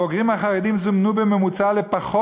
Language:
Hebrew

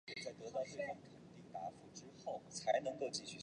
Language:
Chinese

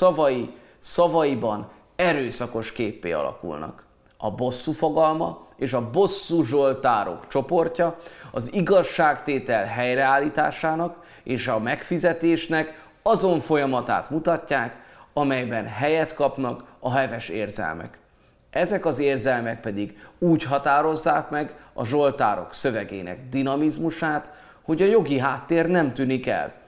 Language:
Hungarian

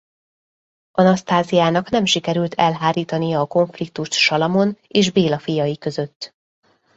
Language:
Hungarian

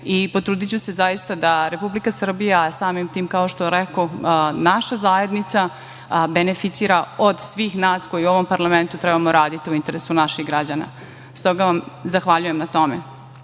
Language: Serbian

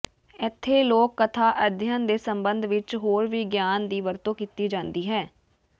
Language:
Punjabi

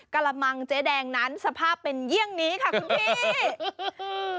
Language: Thai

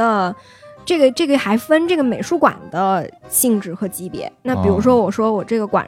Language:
Chinese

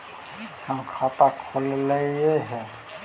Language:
Magahi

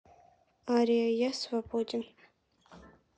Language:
Russian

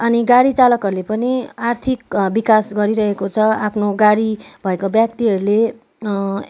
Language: Nepali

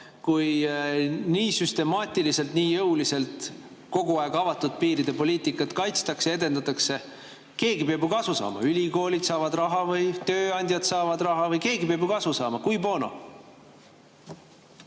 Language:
Estonian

